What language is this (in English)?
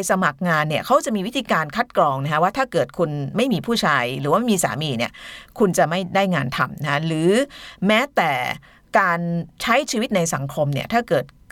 Thai